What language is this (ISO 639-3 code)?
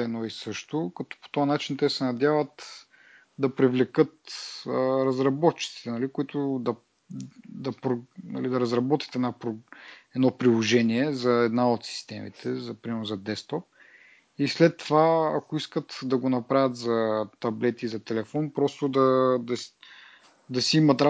bul